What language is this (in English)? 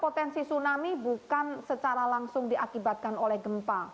Indonesian